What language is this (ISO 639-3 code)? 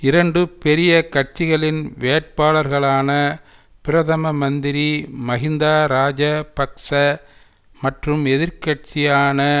tam